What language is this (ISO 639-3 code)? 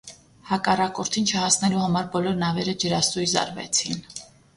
hye